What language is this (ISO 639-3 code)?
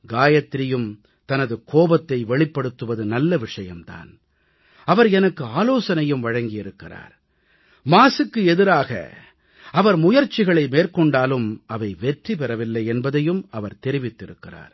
tam